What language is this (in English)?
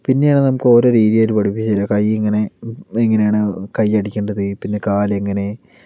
Malayalam